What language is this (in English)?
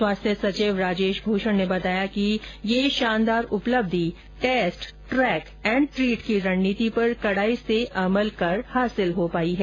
Hindi